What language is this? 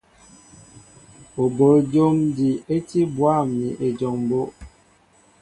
Mbo (Cameroon)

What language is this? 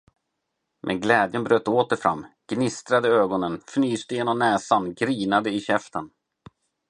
Swedish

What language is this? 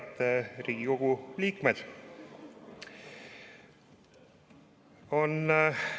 Estonian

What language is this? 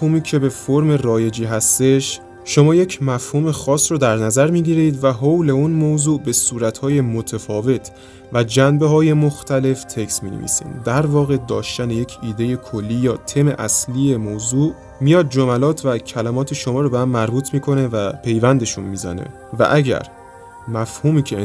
Persian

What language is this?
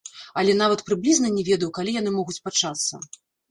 Belarusian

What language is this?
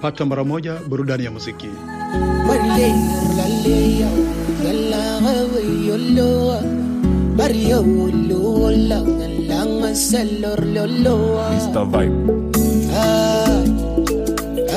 Swahili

